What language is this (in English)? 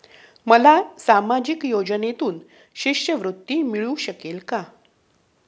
Marathi